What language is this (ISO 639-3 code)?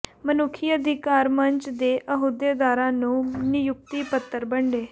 pan